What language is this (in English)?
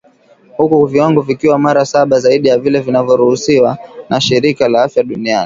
Swahili